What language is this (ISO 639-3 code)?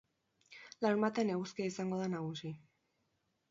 eus